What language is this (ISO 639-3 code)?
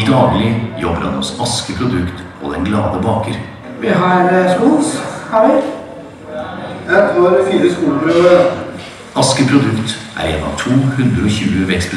nor